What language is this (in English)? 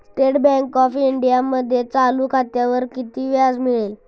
Marathi